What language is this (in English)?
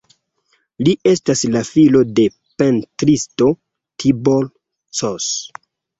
Esperanto